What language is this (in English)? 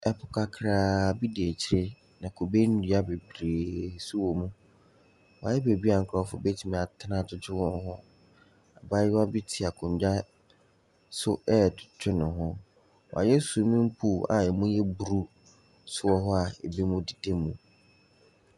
Akan